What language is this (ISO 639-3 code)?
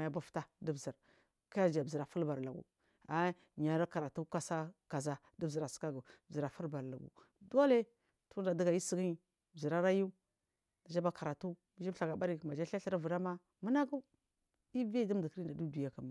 mfm